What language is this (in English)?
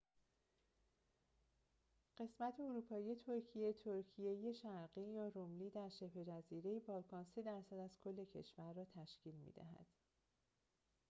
Persian